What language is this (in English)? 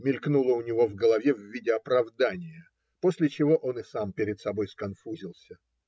Russian